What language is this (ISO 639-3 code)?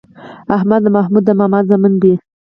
pus